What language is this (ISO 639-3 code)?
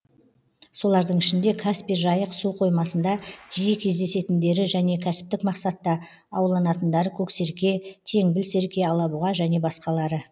kaz